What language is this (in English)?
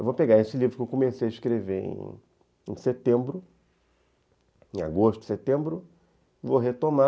Portuguese